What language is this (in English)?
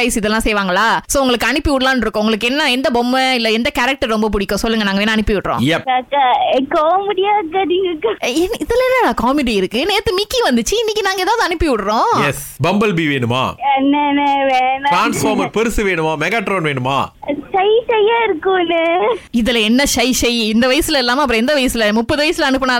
Tamil